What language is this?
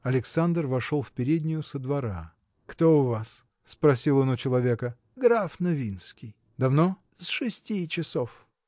Russian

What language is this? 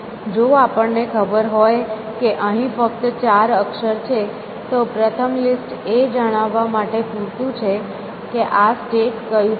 Gujarati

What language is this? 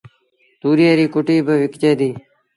Sindhi Bhil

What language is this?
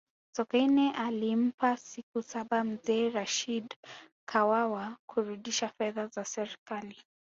Swahili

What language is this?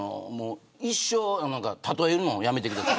Japanese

